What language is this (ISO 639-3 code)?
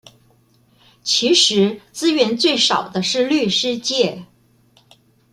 zho